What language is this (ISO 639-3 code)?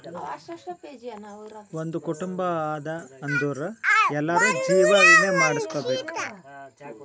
kan